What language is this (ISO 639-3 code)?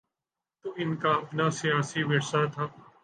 urd